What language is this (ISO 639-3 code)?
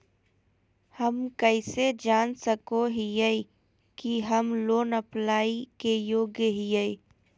mag